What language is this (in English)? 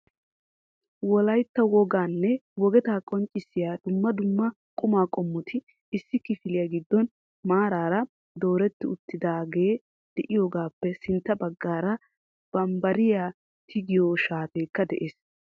Wolaytta